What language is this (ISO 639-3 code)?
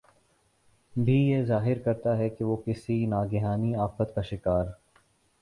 urd